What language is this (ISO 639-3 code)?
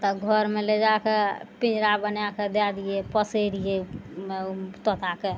mai